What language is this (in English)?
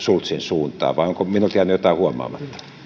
Finnish